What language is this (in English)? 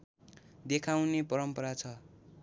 Nepali